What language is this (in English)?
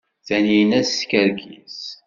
Kabyle